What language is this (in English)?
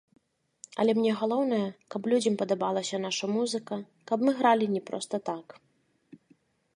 Belarusian